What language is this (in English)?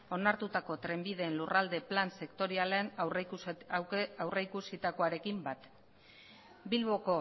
Basque